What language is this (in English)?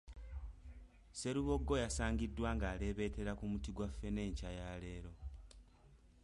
Ganda